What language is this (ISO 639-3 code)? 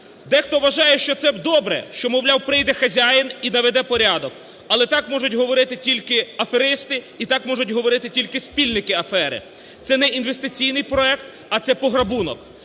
ukr